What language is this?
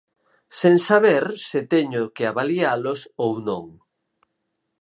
Galician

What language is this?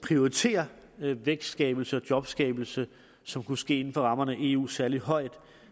Danish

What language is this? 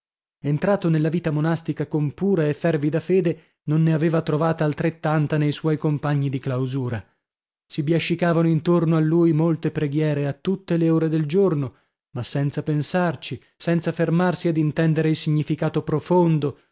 Italian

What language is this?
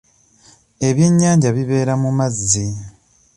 Ganda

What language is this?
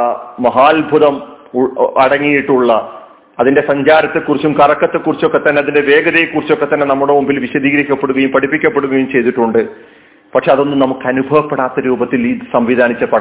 Malayalam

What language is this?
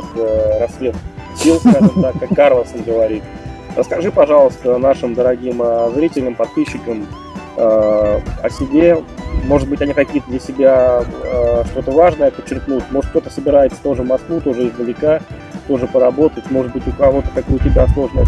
Russian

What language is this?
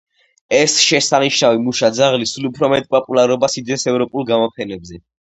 Georgian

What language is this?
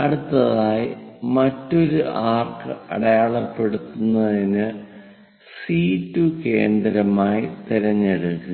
Malayalam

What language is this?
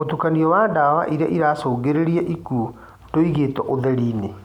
Kikuyu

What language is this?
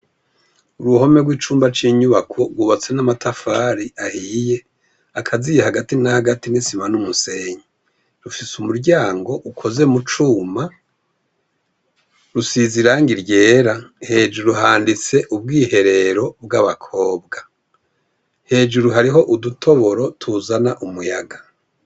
Rundi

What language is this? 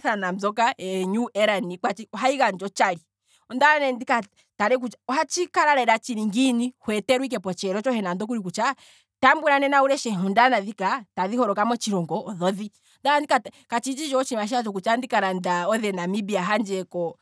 Kwambi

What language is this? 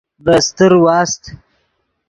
Yidgha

